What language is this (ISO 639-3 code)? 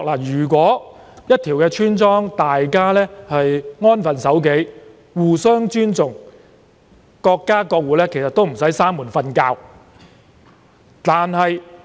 yue